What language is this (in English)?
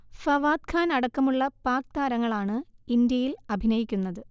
Malayalam